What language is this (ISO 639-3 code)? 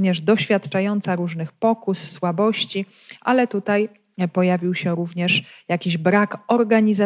pol